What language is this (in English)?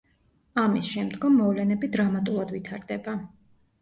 Georgian